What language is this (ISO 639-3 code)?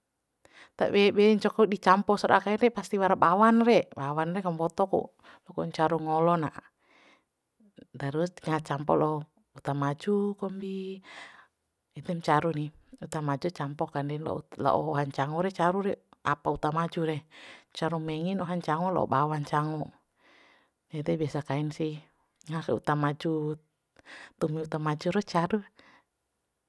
bhp